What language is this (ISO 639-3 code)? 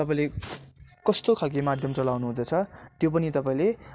nep